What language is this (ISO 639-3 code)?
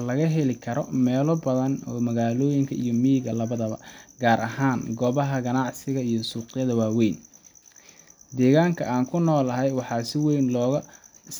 som